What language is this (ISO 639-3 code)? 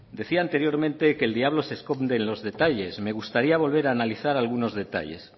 spa